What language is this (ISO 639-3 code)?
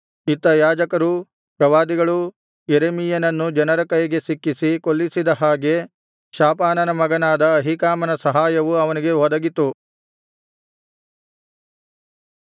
kan